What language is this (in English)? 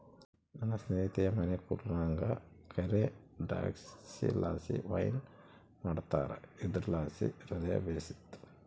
Kannada